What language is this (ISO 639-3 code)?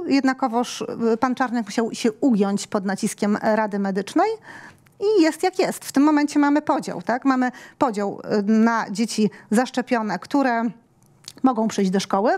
pol